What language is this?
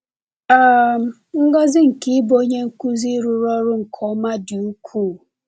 Igbo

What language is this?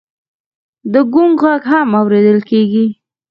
Pashto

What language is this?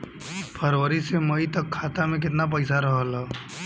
Bhojpuri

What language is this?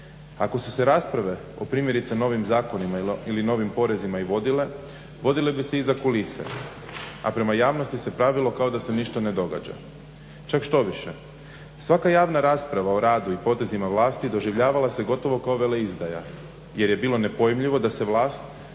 Croatian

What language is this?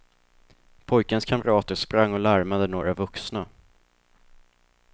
Swedish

